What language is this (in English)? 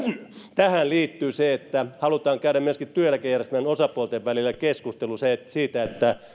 Finnish